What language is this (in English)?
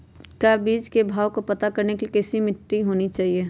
Magahi